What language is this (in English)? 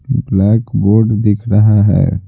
Hindi